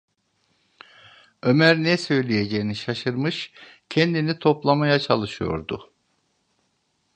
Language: Turkish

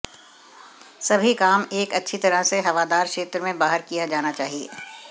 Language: Hindi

